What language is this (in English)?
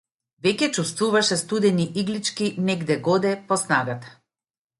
Macedonian